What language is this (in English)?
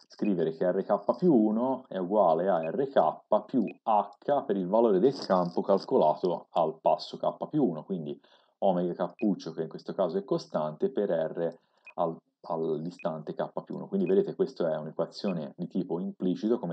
Italian